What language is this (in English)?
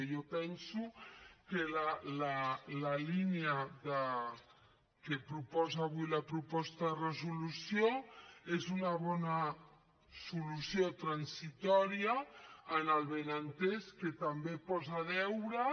Catalan